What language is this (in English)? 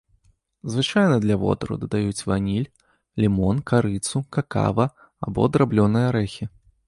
Belarusian